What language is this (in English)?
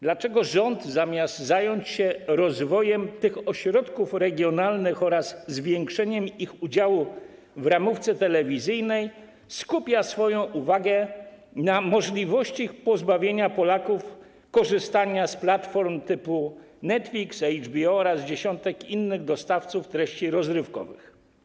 Polish